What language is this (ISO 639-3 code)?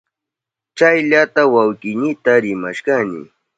qup